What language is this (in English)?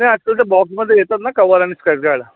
Marathi